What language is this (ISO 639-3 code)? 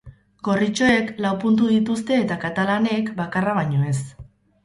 eus